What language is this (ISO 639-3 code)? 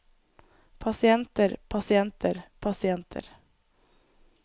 nor